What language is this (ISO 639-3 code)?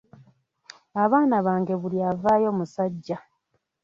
lug